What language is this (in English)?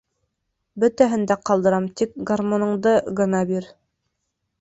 Bashkir